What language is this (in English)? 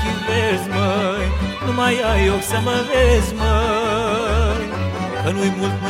Romanian